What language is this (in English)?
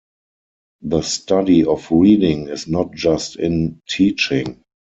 English